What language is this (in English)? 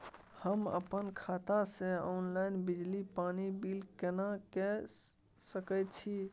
Maithili